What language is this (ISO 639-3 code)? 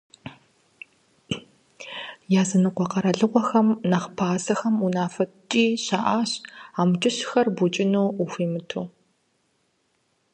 kbd